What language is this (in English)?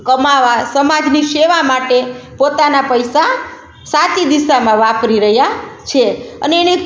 Gujarati